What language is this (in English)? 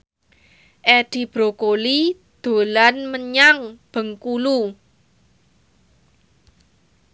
Javanese